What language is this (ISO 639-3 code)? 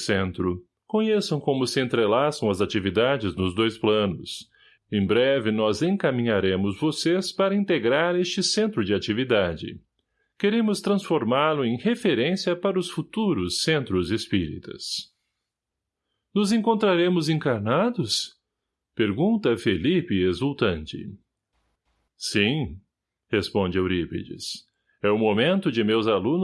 por